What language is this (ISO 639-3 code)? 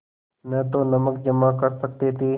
hin